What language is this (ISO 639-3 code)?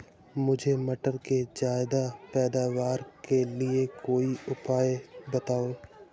hin